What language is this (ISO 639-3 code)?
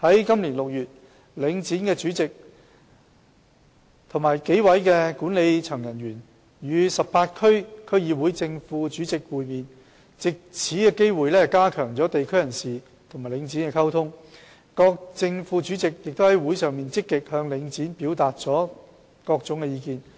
yue